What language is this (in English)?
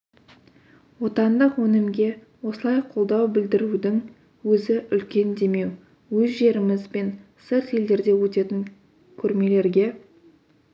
Kazakh